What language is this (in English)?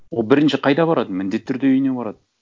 Kazakh